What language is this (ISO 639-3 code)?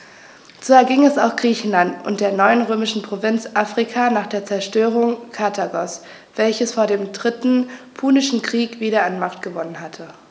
deu